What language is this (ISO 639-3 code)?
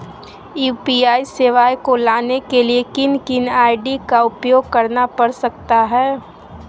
mag